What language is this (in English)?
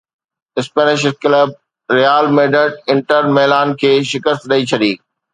Sindhi